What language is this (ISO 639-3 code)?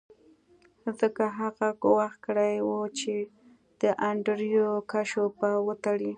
pus